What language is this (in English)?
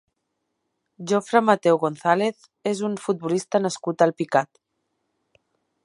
Catalan